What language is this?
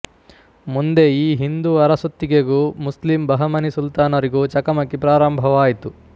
Kannada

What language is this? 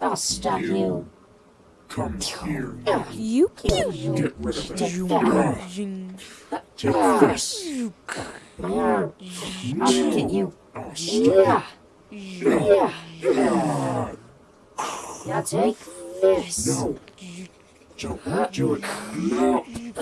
English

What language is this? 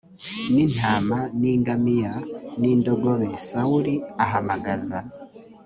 Kinyarwanda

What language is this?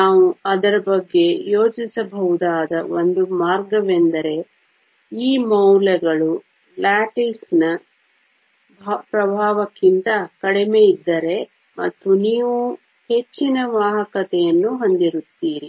Kannada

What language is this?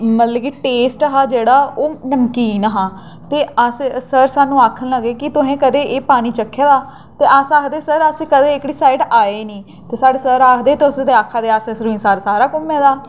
Dogri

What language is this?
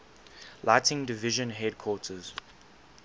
English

